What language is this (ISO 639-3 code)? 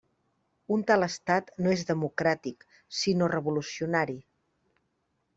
cat